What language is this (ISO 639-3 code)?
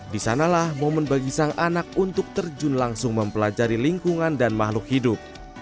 ind